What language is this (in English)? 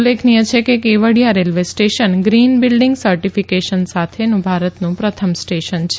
Gujarati